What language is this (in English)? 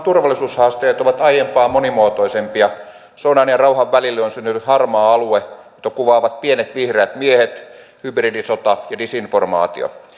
Finnish